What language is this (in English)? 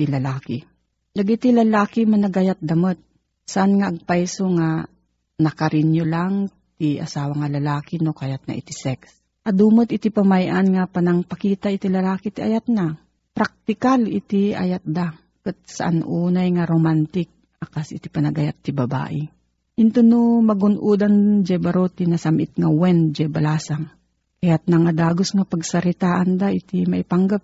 Filipino